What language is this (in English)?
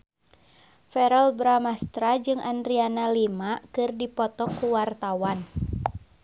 Sundanese